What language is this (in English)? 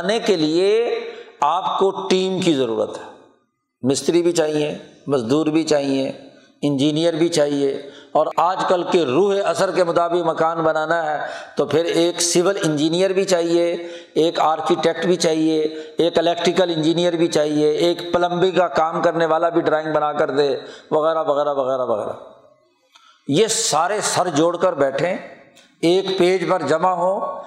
Urdu